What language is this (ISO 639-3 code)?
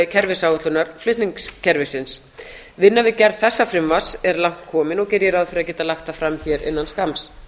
isl